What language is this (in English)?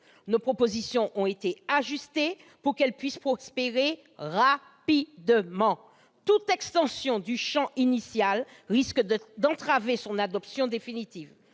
French